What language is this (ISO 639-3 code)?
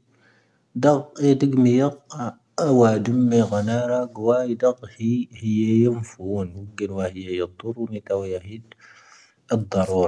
thv